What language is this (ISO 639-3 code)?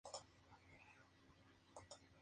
spa